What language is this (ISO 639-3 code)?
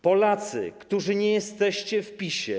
pol